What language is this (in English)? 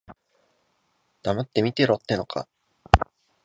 Japanese